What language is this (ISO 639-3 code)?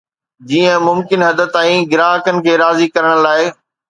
snd